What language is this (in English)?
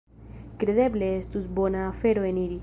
Esperanto